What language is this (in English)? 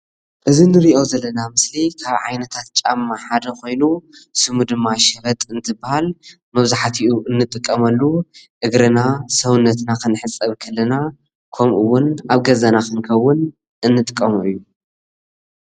Tigrinya